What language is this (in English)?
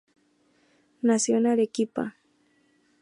Spanish